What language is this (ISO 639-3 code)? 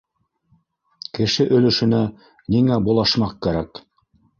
bak